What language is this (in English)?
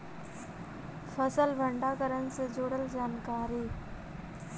Magahi